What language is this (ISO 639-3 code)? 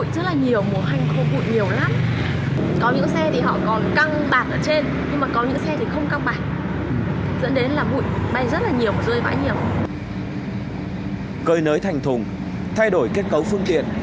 vie